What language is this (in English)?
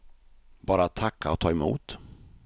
Swedish